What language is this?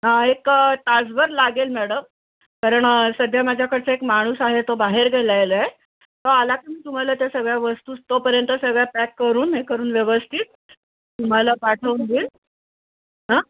Marathi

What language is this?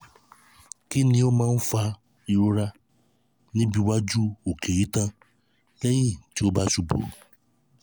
Yoruba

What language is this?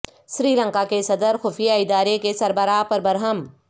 Urdu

